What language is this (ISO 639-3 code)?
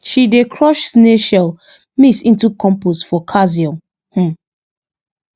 pcm